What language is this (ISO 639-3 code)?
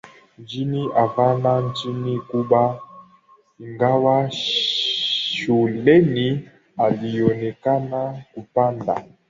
swa